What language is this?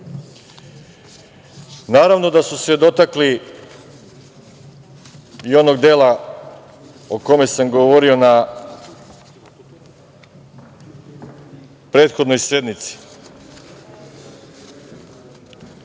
Serbian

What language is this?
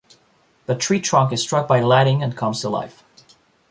English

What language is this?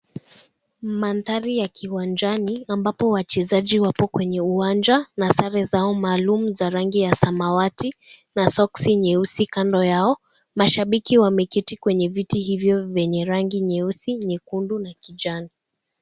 Swahili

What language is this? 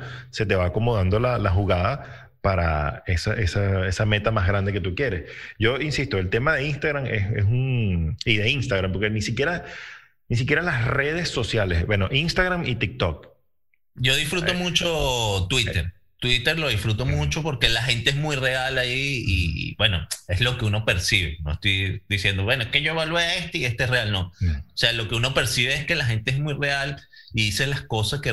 Spanish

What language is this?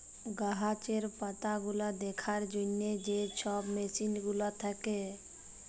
Bangla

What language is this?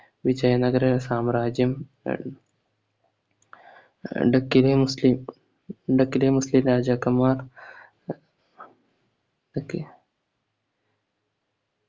Malayalam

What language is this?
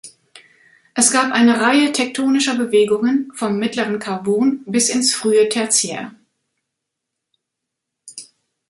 German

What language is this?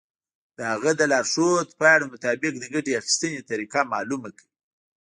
Pashto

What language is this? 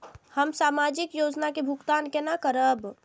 Maithili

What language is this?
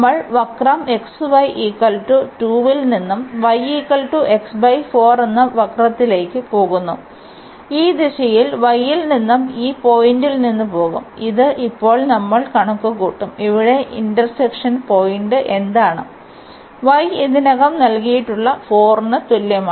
Malayalam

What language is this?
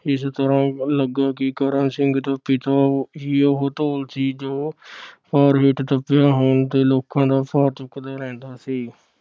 Punjabi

